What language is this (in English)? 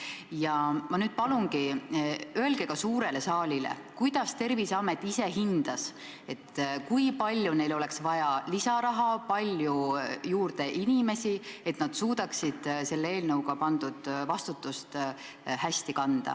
Estonian